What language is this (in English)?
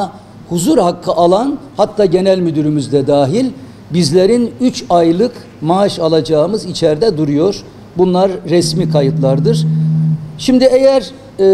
Turkish